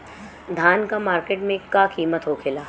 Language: Bhojpuri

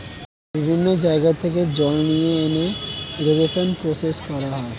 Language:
Bangla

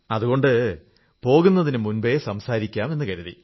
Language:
Malayalam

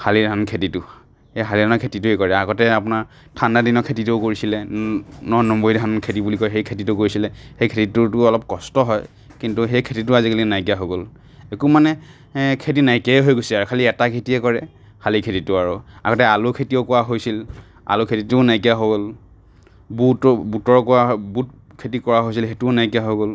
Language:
Assamese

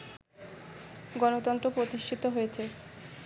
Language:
Bangla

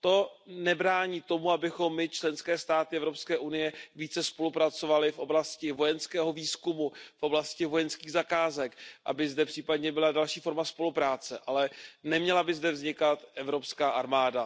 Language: Czech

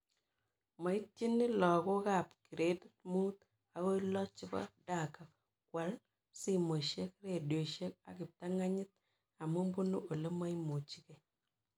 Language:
Kalenjin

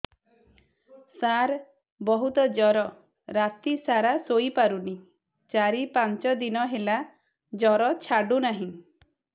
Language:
Odia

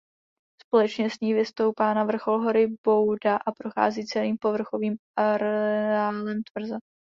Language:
Czech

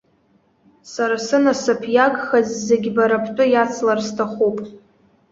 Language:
Abkhazian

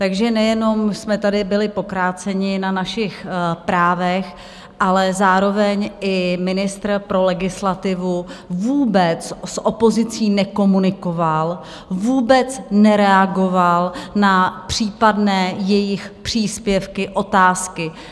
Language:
Czech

